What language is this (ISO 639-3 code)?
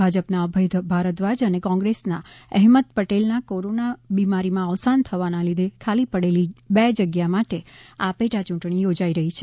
guj